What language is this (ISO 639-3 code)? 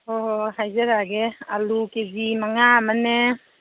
mni